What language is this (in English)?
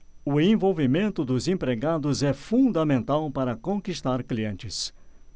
Portuguese